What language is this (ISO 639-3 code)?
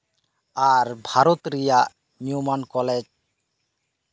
sat